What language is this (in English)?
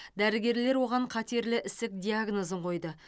Kazakh